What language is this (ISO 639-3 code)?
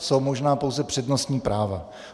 ces